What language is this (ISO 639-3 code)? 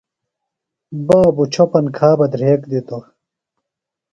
phl